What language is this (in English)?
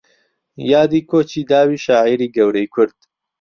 Central Kurdish